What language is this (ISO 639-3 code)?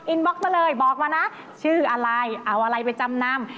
tha